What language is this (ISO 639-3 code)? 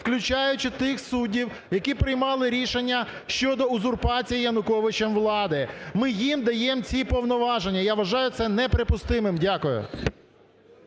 ukr